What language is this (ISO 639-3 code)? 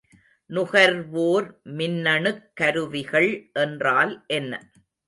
tam